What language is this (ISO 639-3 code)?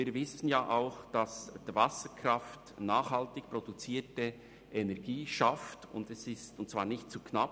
gsw